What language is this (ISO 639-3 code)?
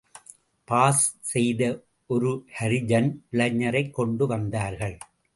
tam